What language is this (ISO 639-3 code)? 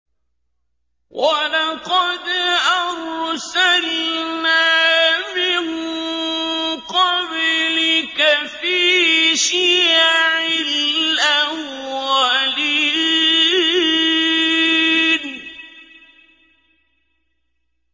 ara